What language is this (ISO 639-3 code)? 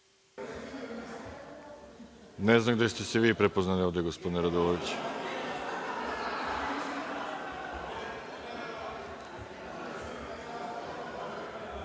srp